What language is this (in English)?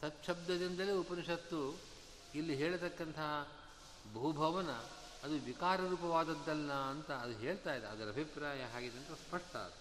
Kannada